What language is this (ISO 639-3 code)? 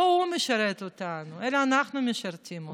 heb